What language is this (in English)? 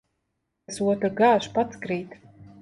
Latvian